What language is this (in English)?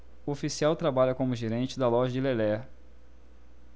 Portuguese